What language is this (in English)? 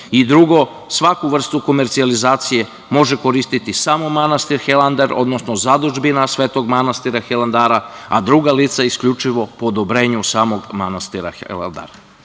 Serbian